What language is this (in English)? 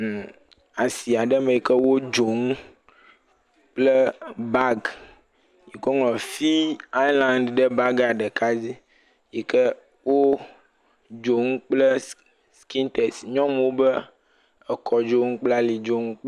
Ewe